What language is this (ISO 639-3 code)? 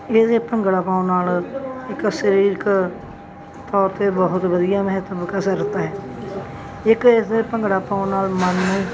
pan